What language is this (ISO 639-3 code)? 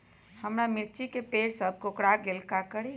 mag